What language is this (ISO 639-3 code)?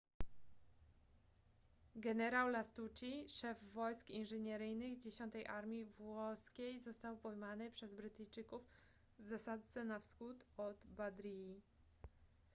pol